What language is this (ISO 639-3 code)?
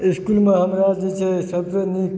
mai